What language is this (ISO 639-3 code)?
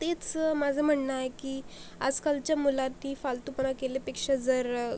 mar